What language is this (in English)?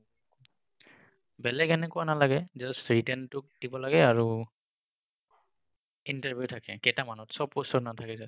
Assamese